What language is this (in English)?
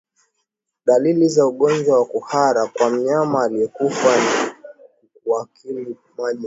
Swahili